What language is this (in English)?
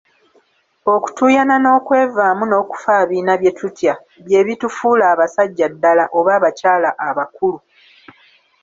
Ganda